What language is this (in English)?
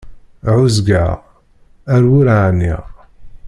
Kabyle